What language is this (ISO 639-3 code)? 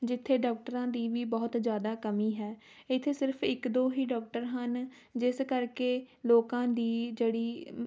pan